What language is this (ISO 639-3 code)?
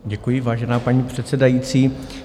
ces